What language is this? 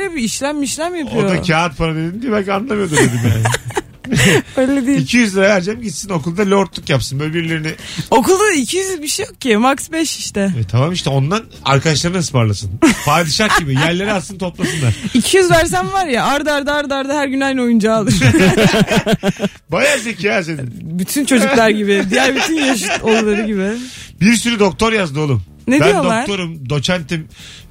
Turkish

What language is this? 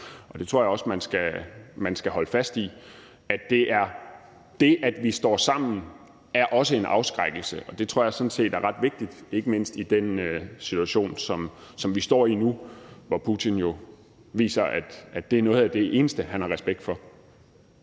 Danish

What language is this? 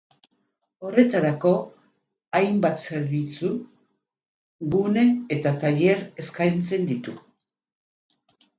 Basque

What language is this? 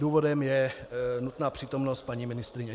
Czech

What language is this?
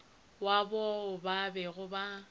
Northern Sotho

